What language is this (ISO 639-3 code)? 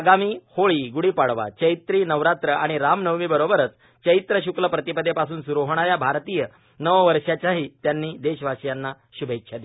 mar